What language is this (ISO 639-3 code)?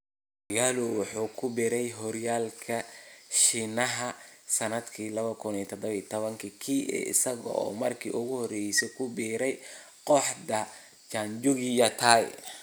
som